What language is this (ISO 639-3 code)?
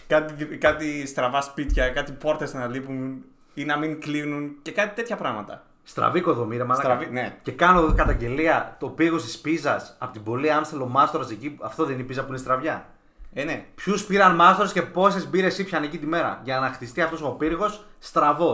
ell